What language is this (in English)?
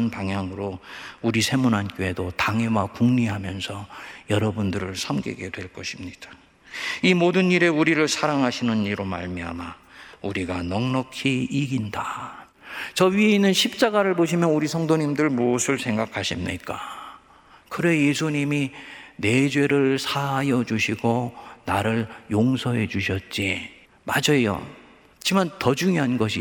Korean